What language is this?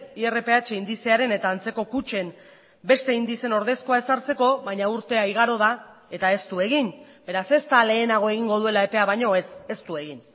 Basque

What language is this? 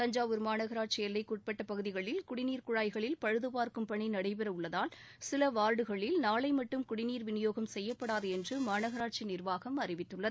Tamil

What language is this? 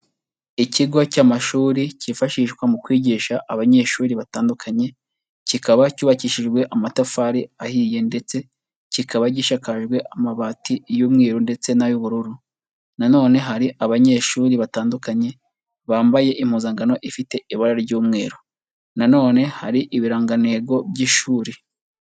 Kinyarwanda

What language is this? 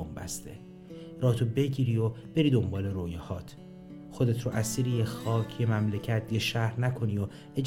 Persian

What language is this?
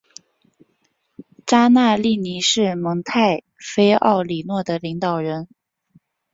Chinese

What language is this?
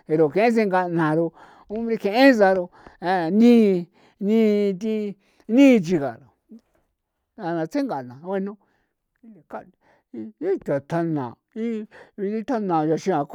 San Felipe Otlaltepec Popoloca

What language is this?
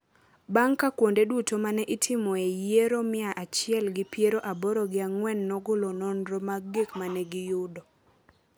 Luo (Kenya and Tanzania)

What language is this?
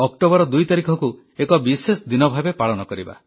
Odia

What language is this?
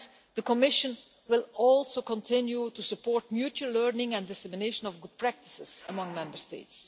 English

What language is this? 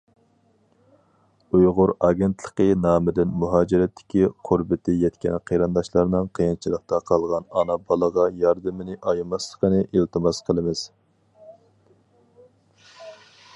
Uyghur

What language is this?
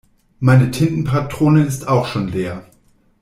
German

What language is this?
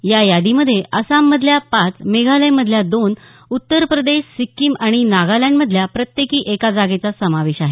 Marathi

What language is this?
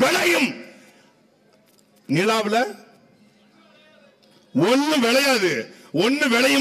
Hindi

